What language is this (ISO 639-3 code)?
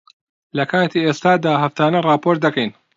ckb